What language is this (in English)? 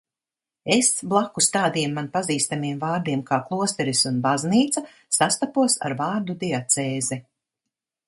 Latvian